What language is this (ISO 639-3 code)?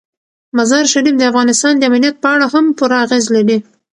pus